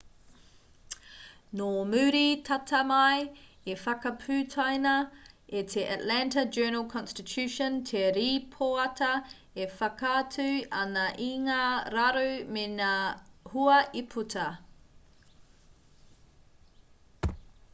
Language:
Māori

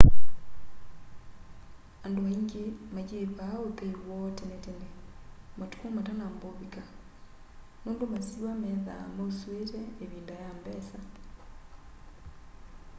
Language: Kamba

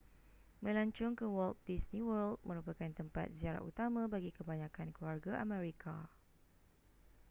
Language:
Malay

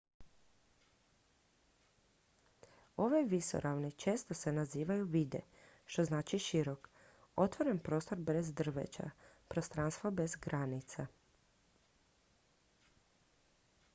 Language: Croatian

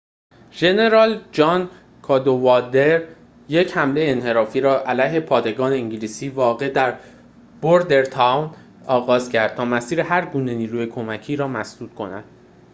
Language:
Persian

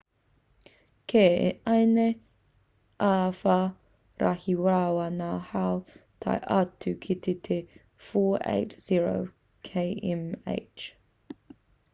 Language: Māori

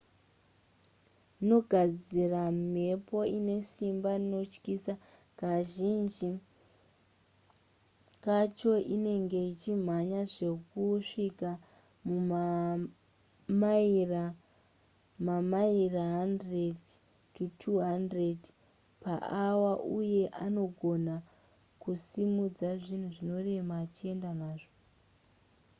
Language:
Shona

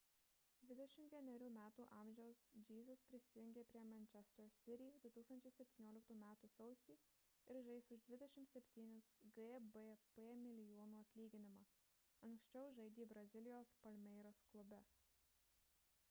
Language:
Lithuanian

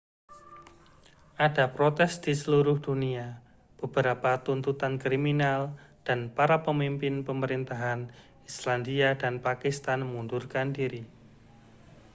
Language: Indonesian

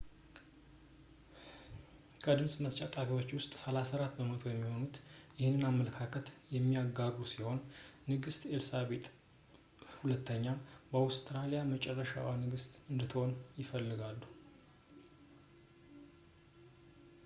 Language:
Amharic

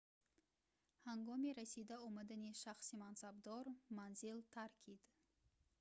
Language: Tajik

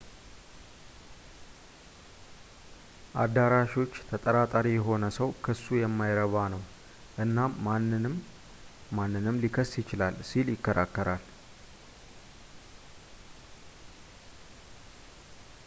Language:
Amharic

